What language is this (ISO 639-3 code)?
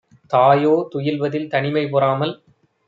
tam